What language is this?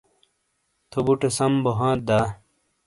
Shina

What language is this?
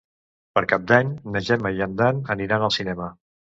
Catalan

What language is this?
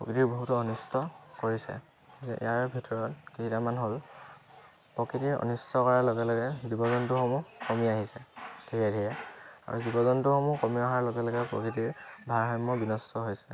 Assamese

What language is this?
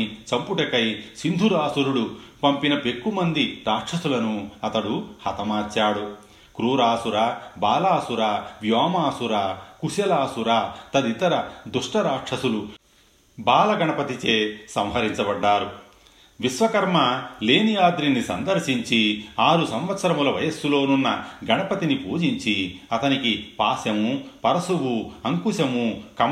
Telugu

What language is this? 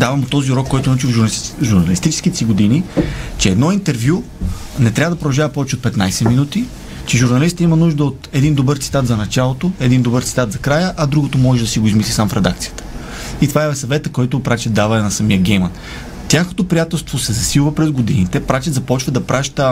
Bulgarian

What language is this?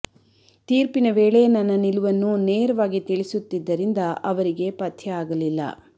Kannada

